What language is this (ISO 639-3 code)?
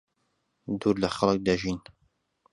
ckb